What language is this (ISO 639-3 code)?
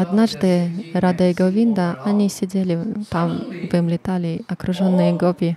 rus